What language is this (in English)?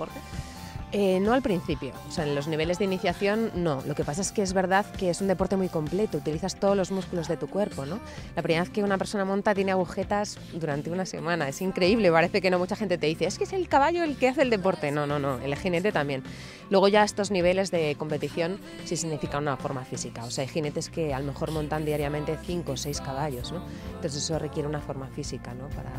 Spanish